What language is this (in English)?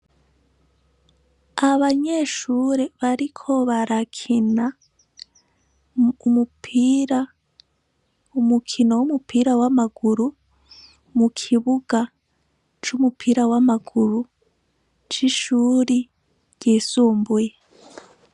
Rundi